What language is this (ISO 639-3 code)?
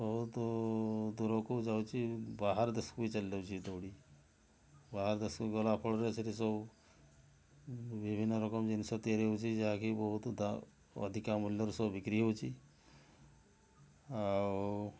ori